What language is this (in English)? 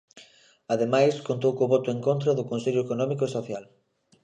Galician